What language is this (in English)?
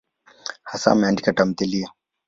Swahili